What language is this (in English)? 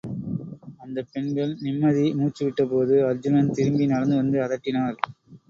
Tamil